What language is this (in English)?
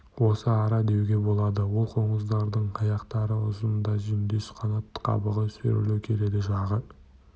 Kazakh